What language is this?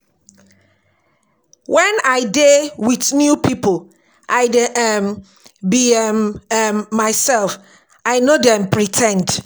Nigerian Pidgin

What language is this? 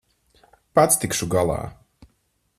Latvian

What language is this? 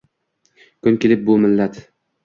Uzbek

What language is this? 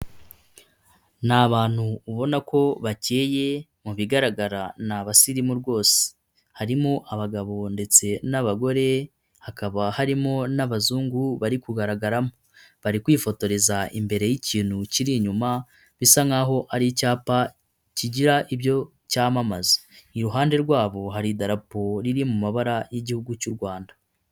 Kinyarwanda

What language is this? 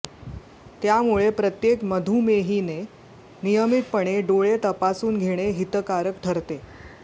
Marathi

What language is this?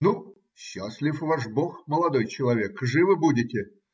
Russian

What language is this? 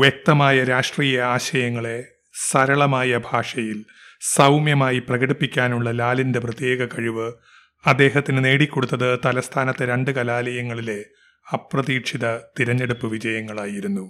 Malayalam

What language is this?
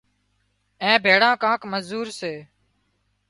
Wadiyara Koli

